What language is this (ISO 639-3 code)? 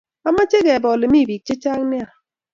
kln